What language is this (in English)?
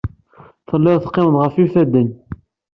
Kabyle